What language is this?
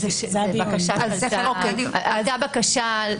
Hebrew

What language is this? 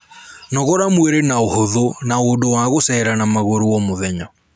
Kikuyu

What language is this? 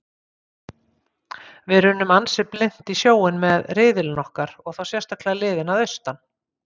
Icelandic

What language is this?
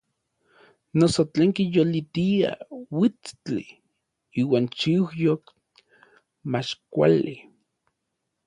Orizaba Nahuatl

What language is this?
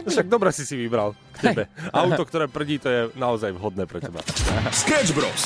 Slovak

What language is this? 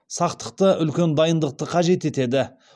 Kazakh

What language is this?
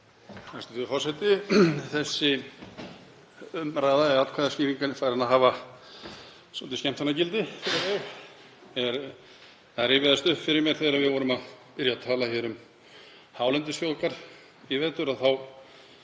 Icelandic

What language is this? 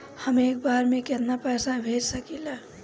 Bhojpuri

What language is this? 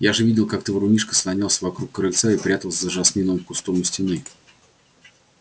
Russian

